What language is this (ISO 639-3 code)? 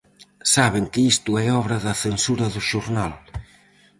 glg